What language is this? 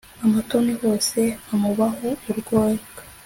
Kinyarwanda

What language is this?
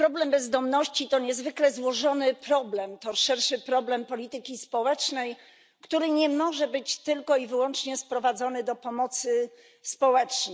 Polish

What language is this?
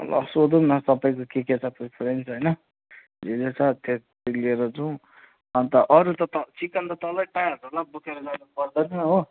Nepali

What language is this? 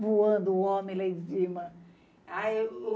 Portuguese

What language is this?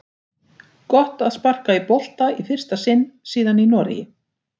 Icelandic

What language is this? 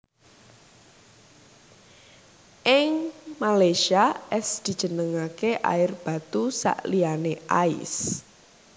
Javanese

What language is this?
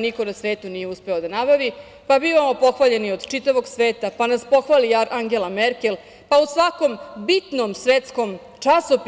Serbian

